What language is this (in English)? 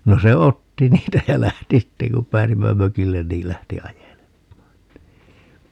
Finnish